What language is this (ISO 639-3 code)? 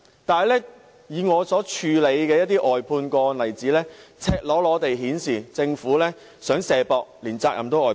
yue